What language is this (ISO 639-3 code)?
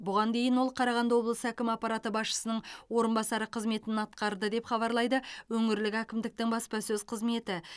kaz